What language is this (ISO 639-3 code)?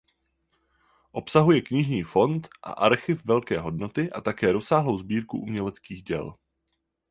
ces